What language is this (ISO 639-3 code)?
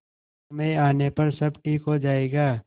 hin